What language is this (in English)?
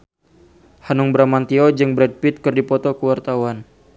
Sundanese